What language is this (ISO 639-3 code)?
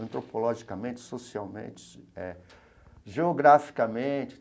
por